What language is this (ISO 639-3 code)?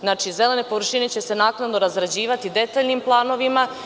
srp